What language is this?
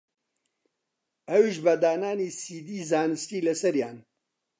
Central Kurdish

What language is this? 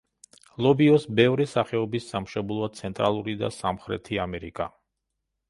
Georgian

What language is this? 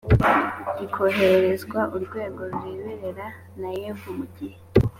Kinyarwanda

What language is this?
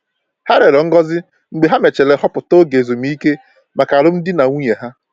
Igbo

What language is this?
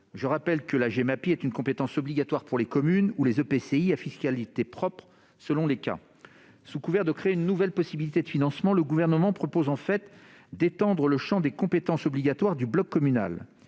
French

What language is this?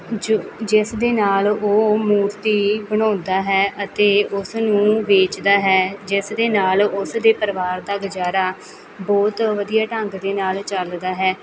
Punjabi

